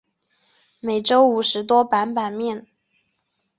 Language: Chinese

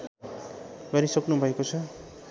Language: Nepali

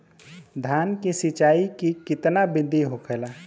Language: Bhojpuri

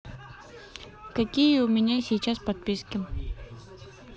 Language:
Russian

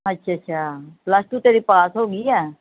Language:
Punjabi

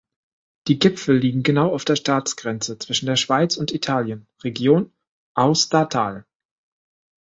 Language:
German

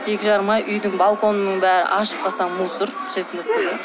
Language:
Kazakh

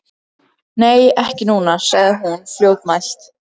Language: Icelandic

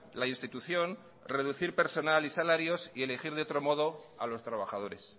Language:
Spanish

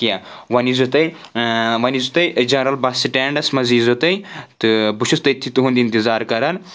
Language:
Kashmiri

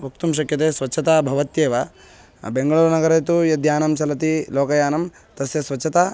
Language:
Sanskrit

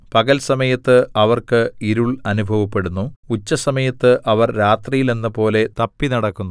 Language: Malayalam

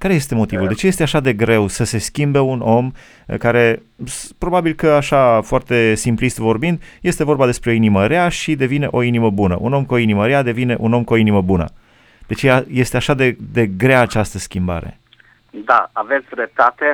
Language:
Romanian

